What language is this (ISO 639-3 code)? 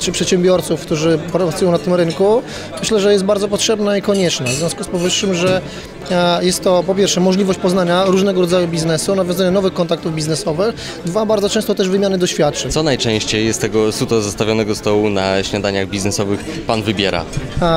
pol